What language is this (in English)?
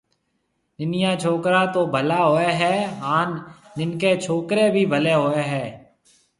Marwari (Pakistan)